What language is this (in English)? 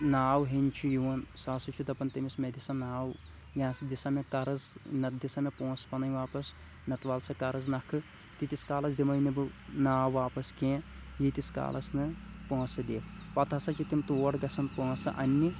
Kashmiri